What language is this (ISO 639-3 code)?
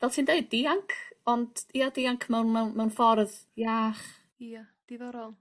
cym